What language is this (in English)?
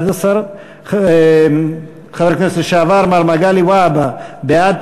Hebrew